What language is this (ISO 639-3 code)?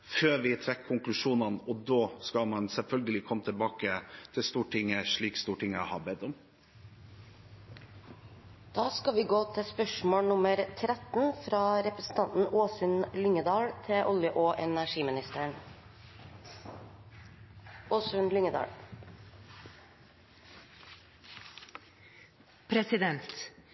nor